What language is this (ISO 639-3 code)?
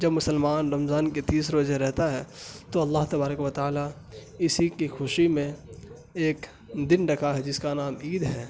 urd